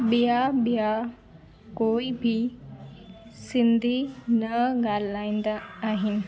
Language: Sindhi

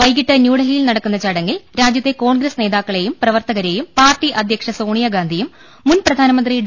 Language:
Malayalam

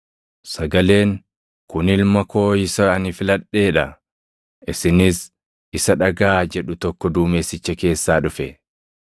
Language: Oromo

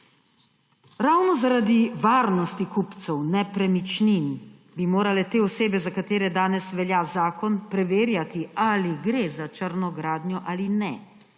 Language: Slovenian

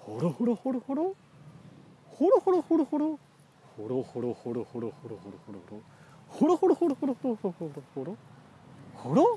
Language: Japanese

